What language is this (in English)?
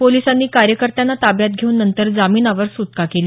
Marathi